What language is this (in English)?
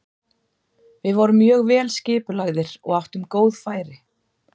Icelandic